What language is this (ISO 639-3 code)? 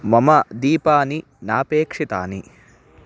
san